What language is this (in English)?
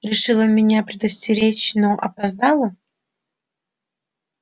Russian